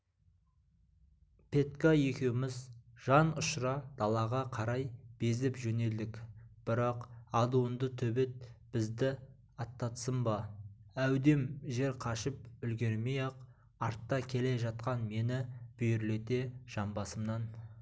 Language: Kazakh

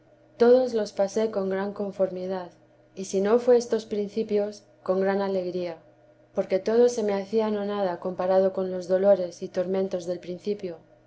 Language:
Spanish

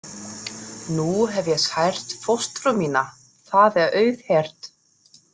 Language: Icelandic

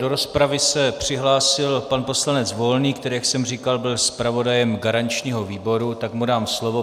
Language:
Czech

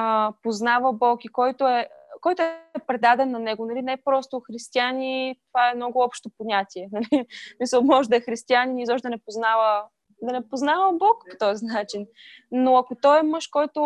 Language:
Bulgarian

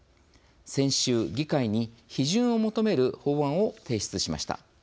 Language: Japanese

